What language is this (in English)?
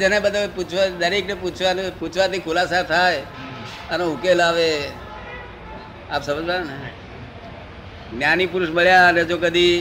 Gujarati